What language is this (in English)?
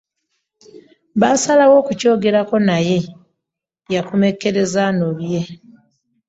Ganda